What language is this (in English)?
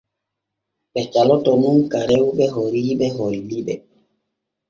Borgu Fulfulde